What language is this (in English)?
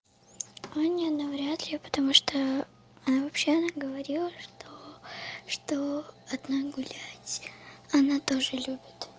Russian